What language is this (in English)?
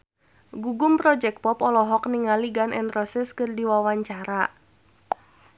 Sundanese